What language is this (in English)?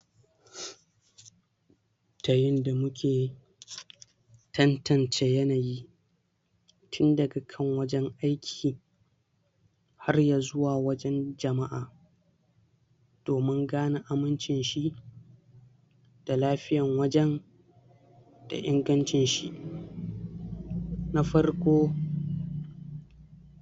Hausa